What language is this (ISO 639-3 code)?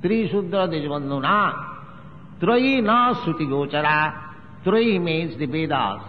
eng